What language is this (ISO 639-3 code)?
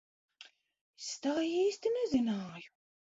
lav